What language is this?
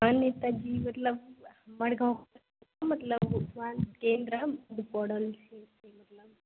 Maithili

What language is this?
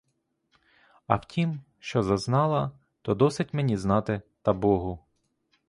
Ukrainian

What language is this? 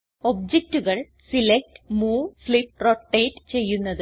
Malayalam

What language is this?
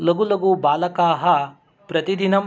Sanskrit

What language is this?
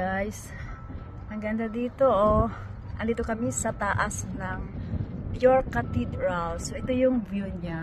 Filipino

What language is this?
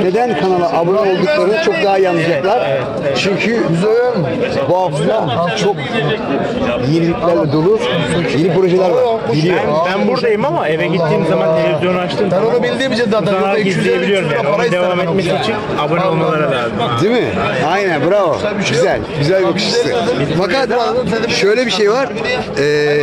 Turkish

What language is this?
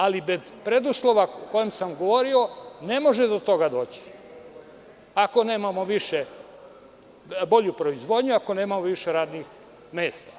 Serbian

